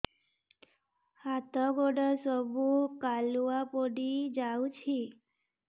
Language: Odia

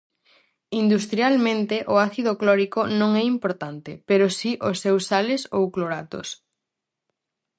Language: Galician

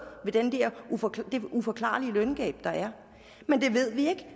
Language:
Danish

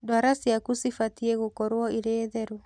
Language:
Kikuyu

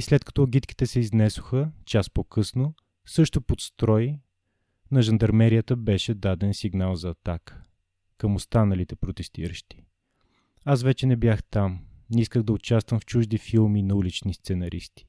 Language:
Bulgarian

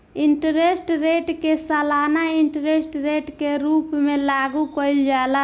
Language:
Bhojpuri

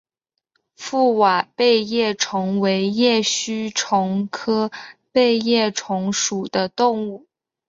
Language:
Chinese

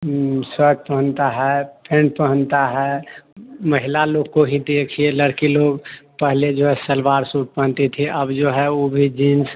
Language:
Hindi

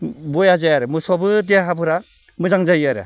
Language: Bodo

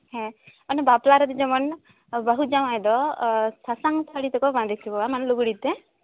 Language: Santali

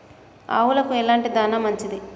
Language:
Telugu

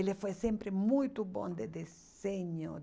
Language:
Portuguese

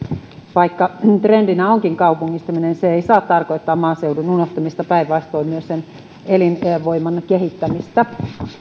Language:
Finnish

